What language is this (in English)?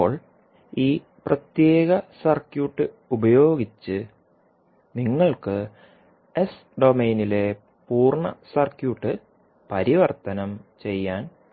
Malayalam